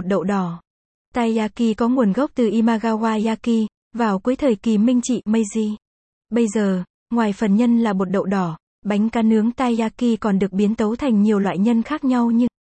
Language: Vietnamese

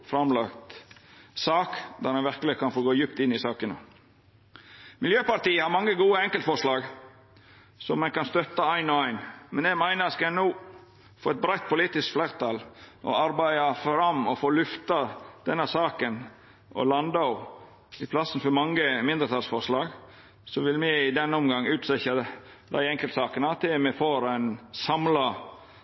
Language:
Norwegian Nynorsk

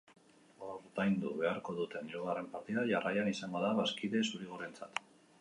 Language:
Basque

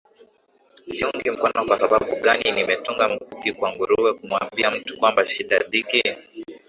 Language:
Swahili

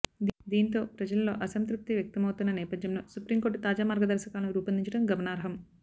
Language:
Telugu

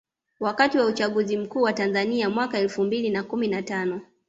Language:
Swahili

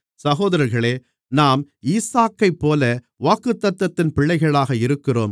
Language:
Tamil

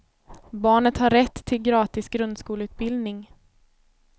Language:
Swedish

